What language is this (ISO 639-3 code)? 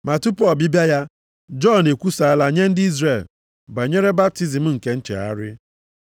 ibo